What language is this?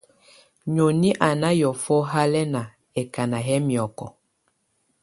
Tunen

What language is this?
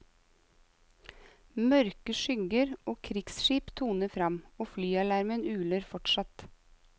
Norwegian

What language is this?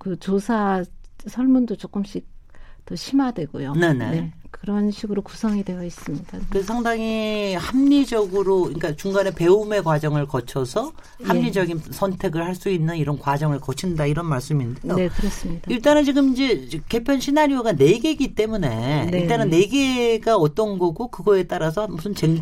Korean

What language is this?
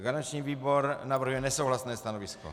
Czech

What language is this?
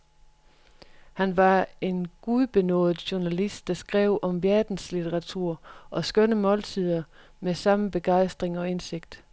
Danish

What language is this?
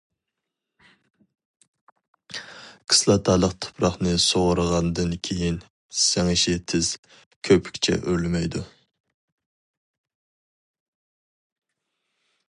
Uyghur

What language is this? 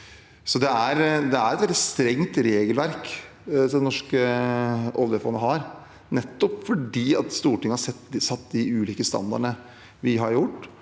Norwegian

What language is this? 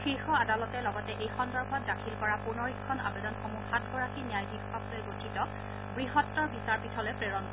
Assamese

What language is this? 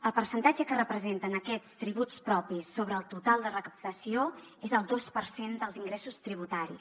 Catalan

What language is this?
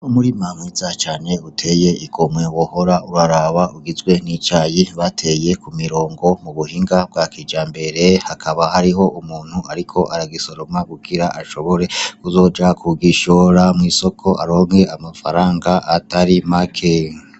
Rundi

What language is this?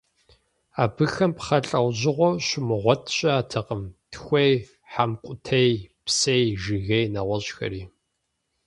Kabardian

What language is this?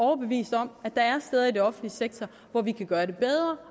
Danish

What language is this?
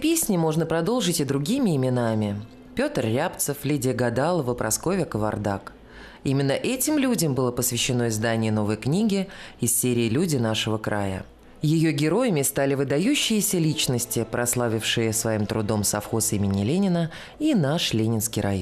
Russian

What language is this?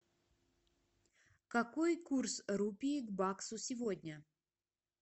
Russian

